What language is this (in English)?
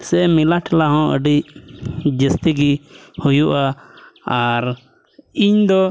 Santali